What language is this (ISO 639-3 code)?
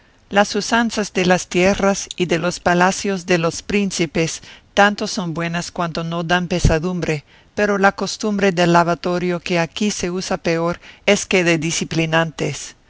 spa